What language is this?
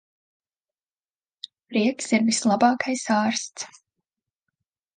Latvian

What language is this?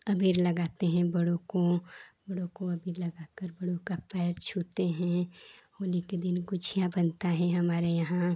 Hindi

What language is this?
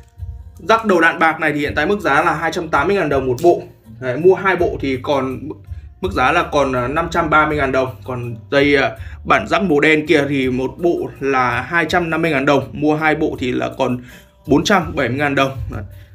Vietnamese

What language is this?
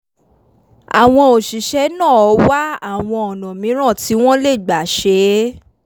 Yoruba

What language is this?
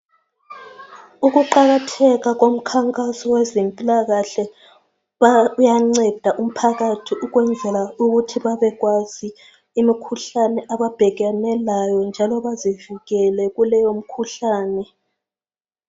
North Ndebele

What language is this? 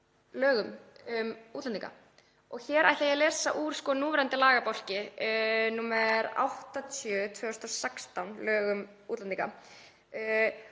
Icelandic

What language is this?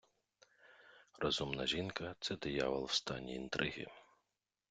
Ukrainian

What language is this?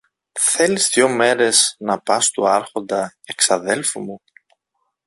Greek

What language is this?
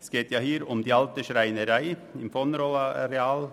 Swiss German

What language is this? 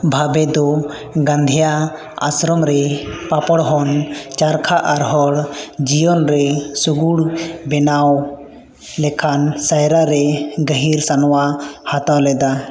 Santali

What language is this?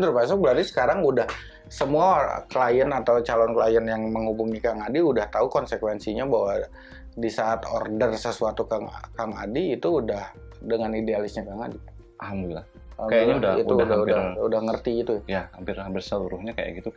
Indonesian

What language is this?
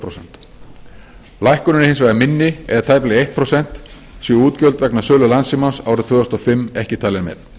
Icelandic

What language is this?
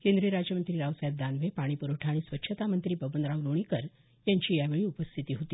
Marathi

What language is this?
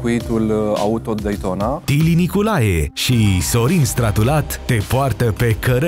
Romanian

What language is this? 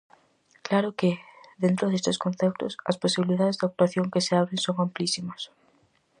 Galician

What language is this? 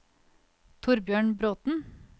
Norwegian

